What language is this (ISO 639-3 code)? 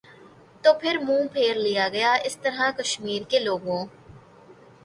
urd